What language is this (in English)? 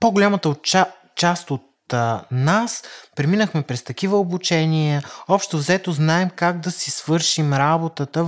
Bulgarian